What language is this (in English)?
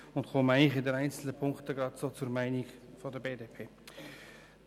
Swiss German